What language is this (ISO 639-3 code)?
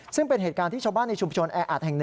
tha